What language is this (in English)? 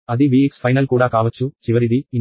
Telugu